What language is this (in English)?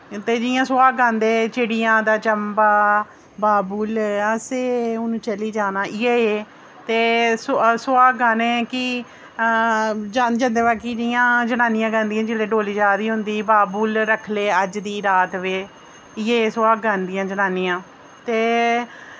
Dogri